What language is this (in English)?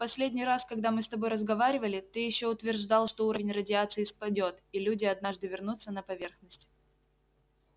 Russian